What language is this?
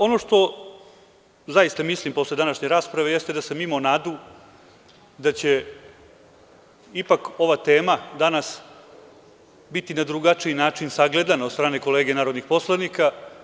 Serbian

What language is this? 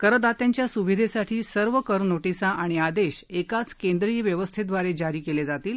Marathi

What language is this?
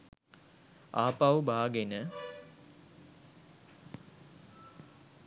Sinhala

